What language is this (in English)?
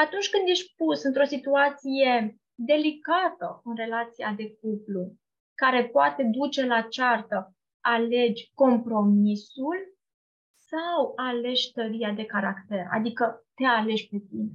Romanian